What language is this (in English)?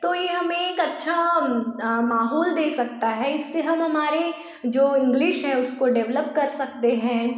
Hindi